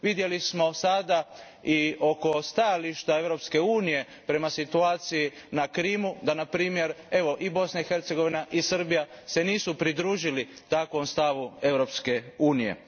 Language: Croatian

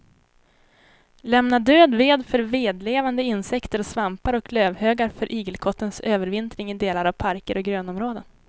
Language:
Swedish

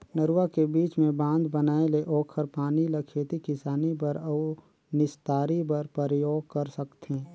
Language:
Chhattisgarhi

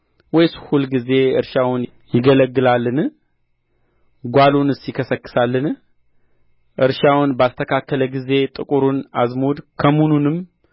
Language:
Amharic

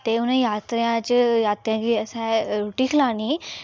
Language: Dogri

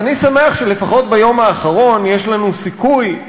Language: Hebrew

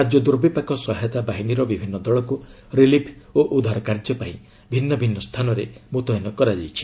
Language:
Odia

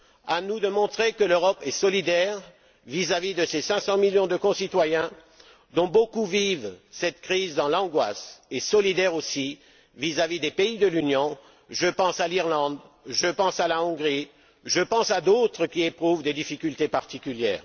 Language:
French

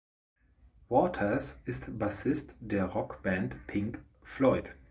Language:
German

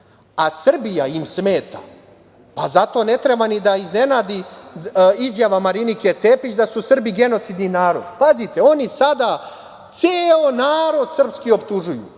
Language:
Serbian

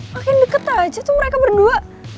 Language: Indonesian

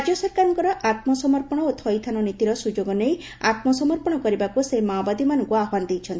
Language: Odia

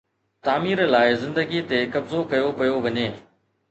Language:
Sindhi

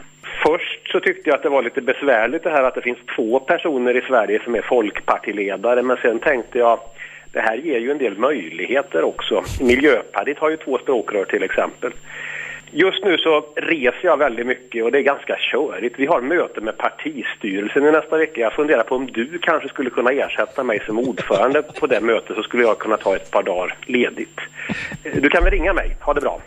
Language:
Swedish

